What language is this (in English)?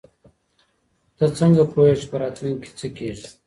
Pashto